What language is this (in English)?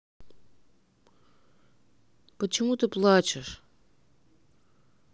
Russian